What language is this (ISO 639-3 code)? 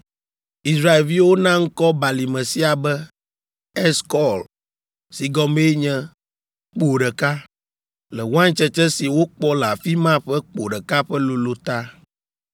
ewe